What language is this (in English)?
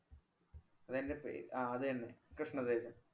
Malayalam